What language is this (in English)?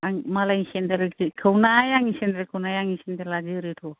Bodo